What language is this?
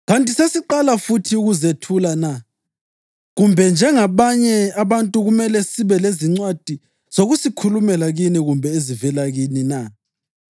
North Ndebele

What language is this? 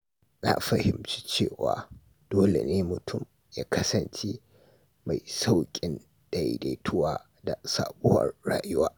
Hausa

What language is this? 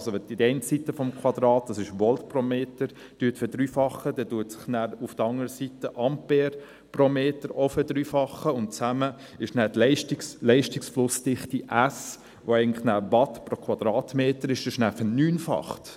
Swiss German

